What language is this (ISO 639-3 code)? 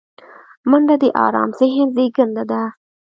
pus